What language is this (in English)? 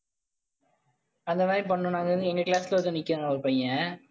Tamil